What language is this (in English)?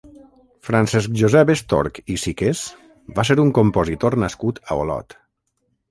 Catalan